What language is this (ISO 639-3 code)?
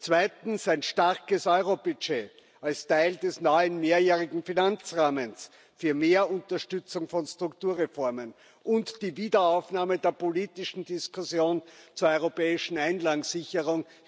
deu